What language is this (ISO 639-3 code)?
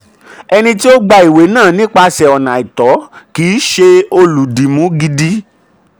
yor